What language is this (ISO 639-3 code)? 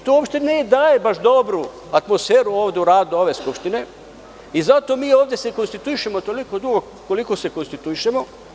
srp